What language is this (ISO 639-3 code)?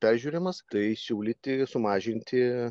lit